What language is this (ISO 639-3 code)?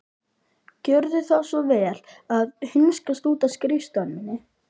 isl